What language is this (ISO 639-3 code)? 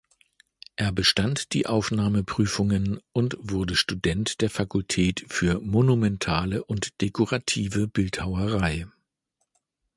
deu